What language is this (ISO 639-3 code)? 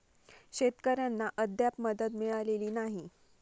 mar